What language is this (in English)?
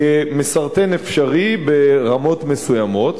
Hebrew